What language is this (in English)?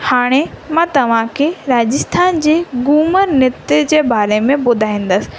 Sindhi